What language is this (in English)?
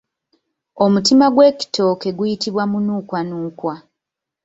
Ganda